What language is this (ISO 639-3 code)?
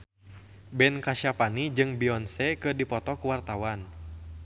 sun